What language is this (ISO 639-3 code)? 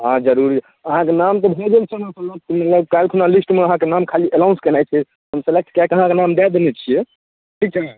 mai